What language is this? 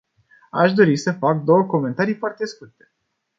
Romanian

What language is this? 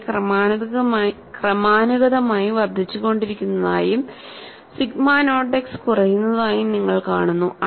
Malayalam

